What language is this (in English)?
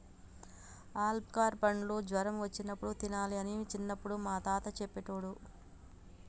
Telugu